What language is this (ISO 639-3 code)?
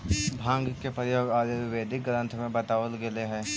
mag